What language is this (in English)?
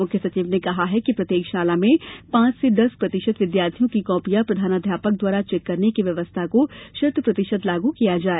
Hindi